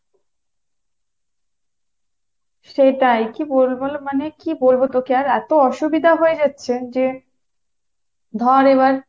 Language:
Bangla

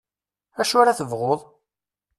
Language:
Kabyle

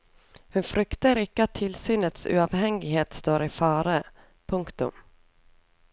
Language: Norwegian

